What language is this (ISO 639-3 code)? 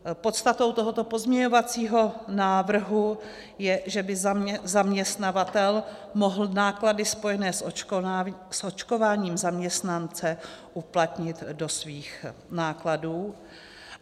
ces